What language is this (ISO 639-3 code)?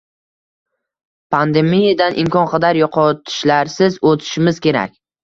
uzb